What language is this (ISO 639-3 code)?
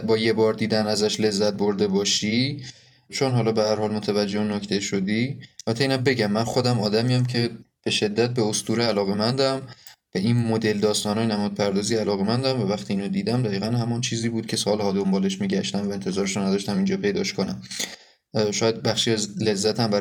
fas